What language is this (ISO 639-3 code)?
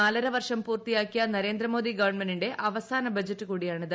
mal